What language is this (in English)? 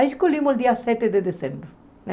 Portuguese